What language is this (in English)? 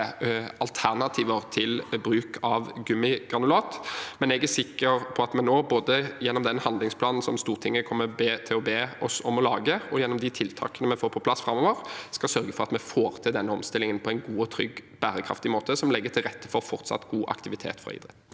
Norwegian